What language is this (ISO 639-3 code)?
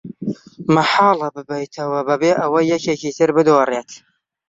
ckb